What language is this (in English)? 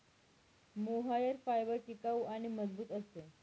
Marathi